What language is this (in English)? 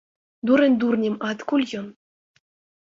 Belarusian